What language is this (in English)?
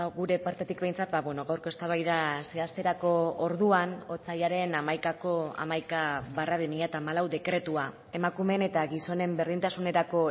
Basque